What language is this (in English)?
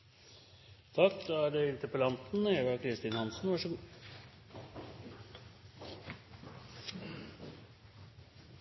Norwegian Nynorsk